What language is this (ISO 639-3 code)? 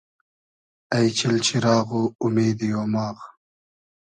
haz